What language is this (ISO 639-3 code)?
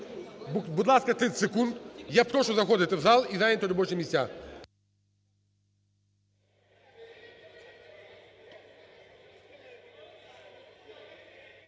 ukr